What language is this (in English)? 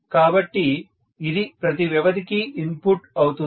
Telugu